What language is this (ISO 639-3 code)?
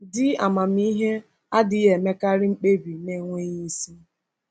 ibo